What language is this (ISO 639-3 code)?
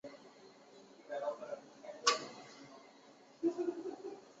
zho